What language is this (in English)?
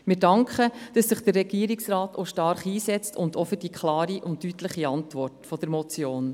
Swiss German